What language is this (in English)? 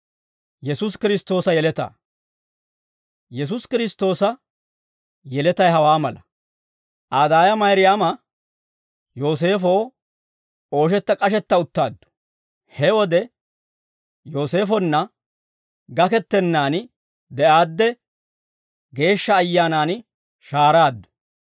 Dawro